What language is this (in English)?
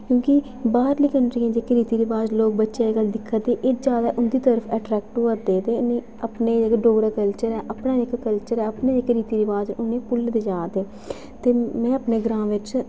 Dogri